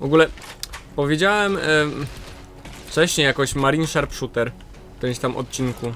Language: Polish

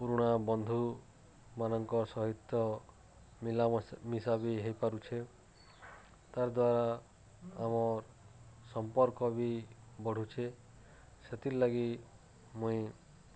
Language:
Odia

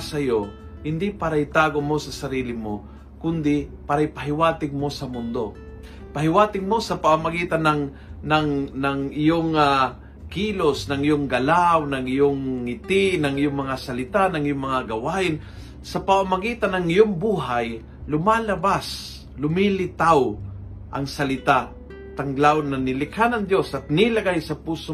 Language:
Filipino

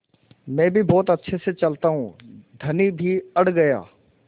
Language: Hindi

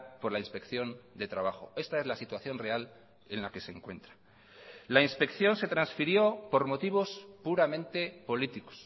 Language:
Spanish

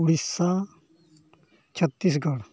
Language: Santali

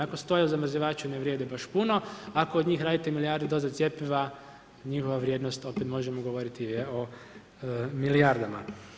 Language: Croatian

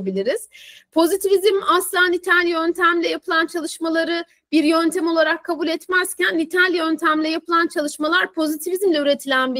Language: Turkish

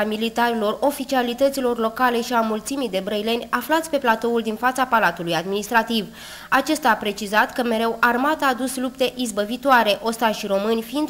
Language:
Romanian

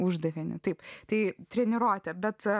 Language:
Lithuanian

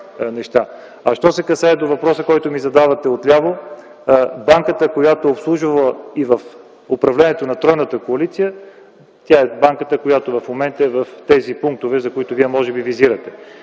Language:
Bulgarian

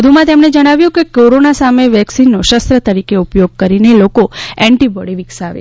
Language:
Gujarati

